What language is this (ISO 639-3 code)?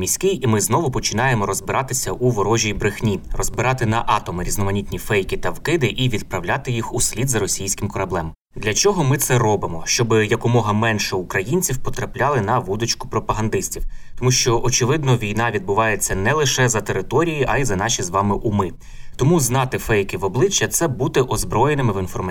ukr